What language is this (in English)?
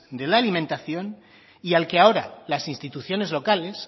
Spanish